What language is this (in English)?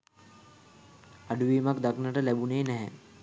Sinhala